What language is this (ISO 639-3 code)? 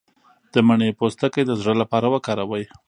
pus